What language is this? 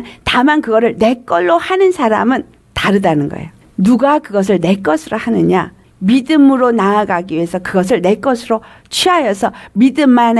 Korean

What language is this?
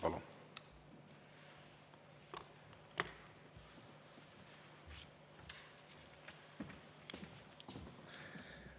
Estonian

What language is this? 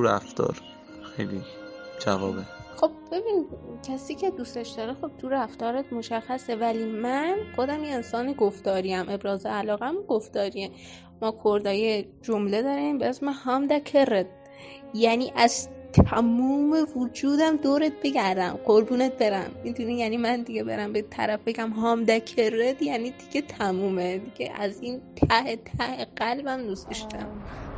Persian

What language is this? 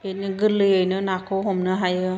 Bodo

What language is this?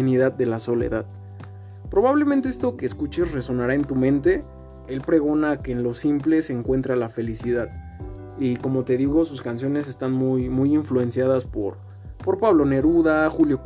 Spanish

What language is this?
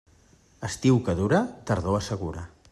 Catalan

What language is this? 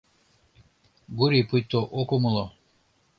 Mari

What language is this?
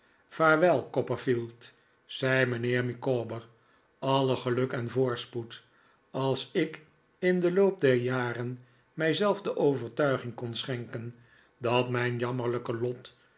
Dutch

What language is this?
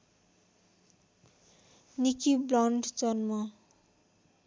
Nepali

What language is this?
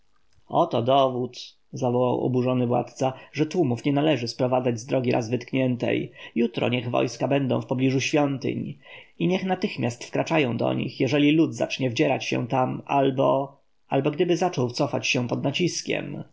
Polish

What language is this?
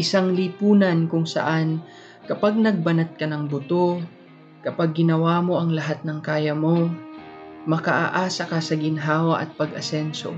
Filipino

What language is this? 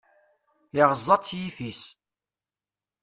Kabyle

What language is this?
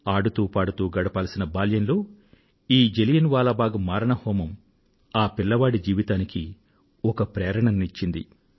Telugu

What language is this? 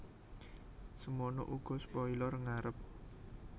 Javanese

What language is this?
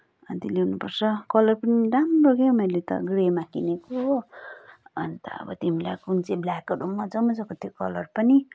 Nepali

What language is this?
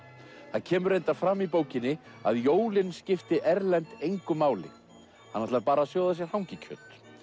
Icelandic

